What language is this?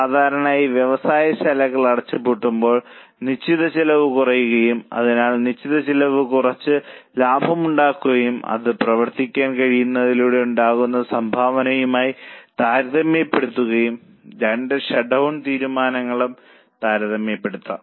Malayalam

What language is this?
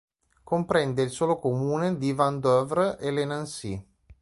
Italian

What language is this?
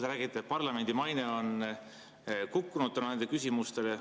Estonian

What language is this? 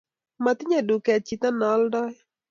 Kalenjin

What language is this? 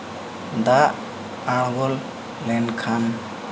Santali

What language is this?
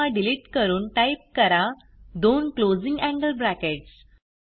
Marathi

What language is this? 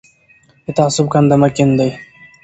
Pashto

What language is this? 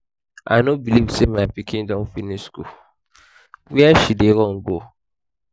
Nigerian Pidgin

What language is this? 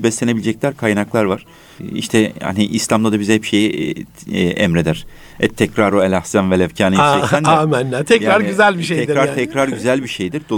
Turkish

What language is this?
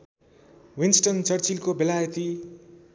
Nepali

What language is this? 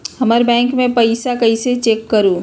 Magahi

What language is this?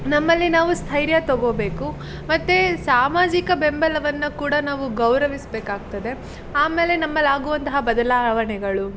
Kannada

